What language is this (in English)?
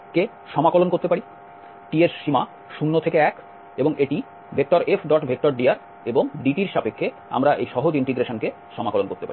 Bangla